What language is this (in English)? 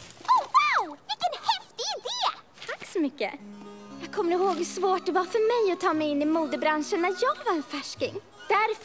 Swedish